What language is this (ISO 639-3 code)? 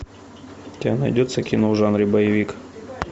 rus